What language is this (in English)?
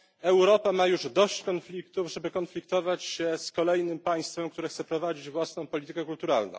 Polish